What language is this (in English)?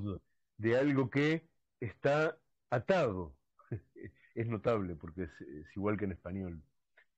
Spanish